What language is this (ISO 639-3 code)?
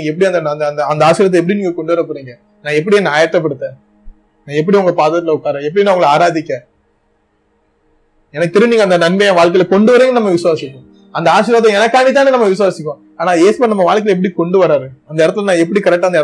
tam